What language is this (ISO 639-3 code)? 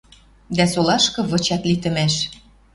mrj